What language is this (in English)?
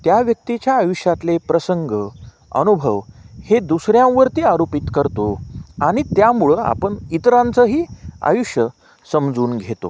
Marathi